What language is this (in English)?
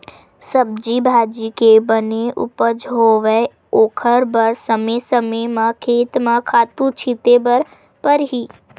Chhattisgarhi